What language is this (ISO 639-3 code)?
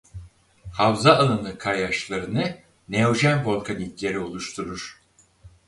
tur